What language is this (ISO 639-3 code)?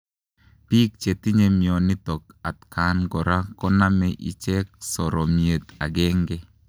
kln